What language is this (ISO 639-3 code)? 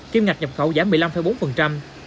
vie